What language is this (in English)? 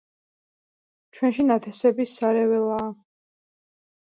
Georgian